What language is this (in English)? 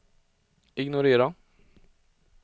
Swedish